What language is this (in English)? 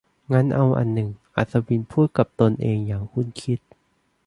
Thai